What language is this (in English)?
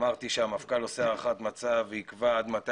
Hebrew